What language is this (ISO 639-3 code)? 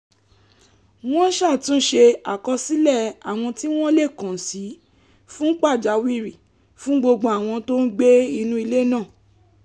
yor